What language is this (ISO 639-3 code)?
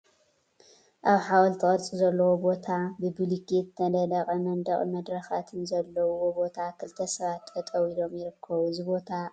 tir